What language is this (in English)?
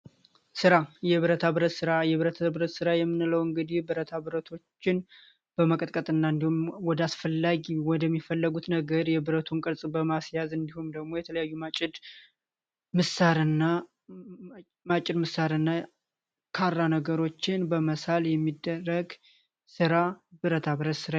Amharic